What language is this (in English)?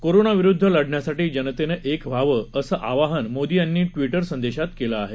Marathi